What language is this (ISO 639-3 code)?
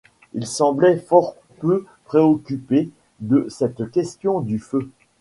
fra